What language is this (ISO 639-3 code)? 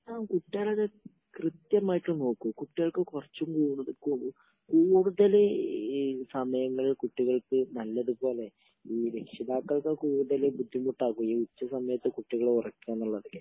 mal